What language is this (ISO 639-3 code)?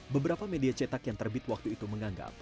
ind